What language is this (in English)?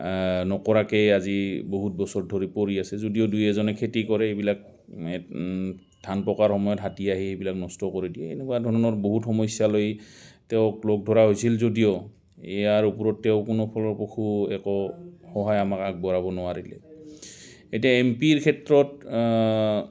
Assamese